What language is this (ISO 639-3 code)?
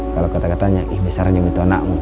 ind